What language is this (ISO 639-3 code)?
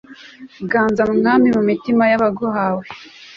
kin